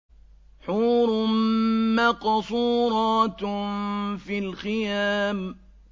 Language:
Arabic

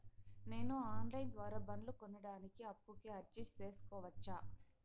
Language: Telugu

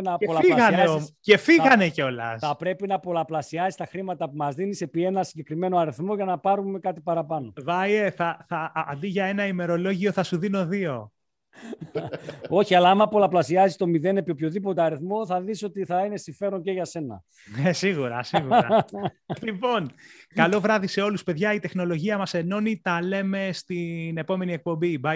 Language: Greek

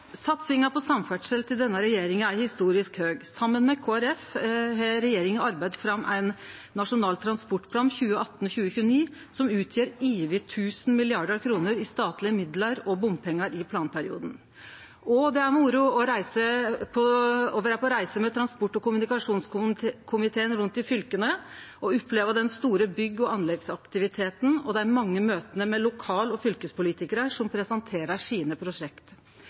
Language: Norwegian Nynorsk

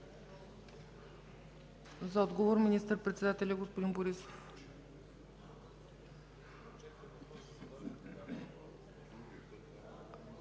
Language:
Bulgarian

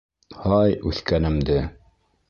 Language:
Bashkir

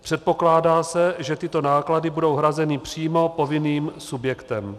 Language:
Czech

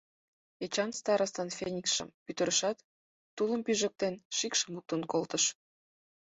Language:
Mari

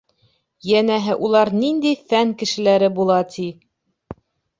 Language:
Bashkir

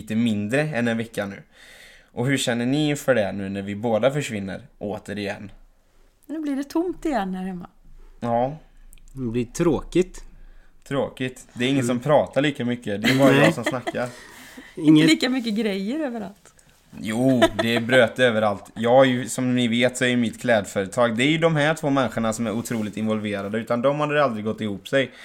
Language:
Swedish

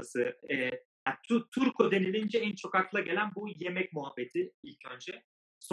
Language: Turkish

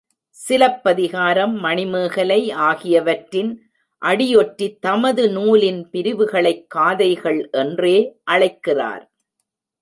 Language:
Tamil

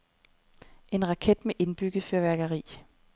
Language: Danish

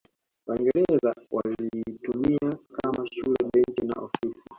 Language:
Swahili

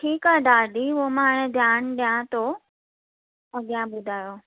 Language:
Sindhi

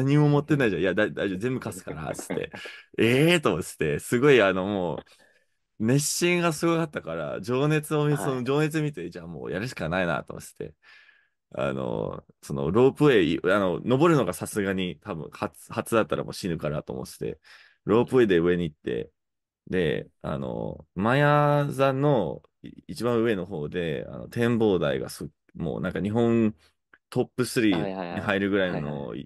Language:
Japanese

